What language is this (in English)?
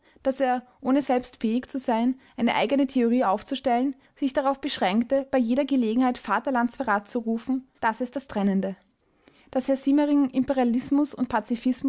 German